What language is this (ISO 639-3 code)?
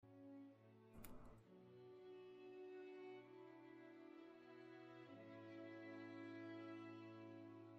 tur